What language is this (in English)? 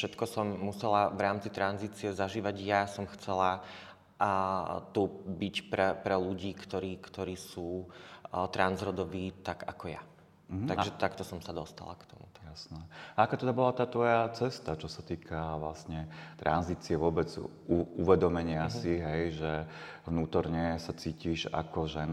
Slovak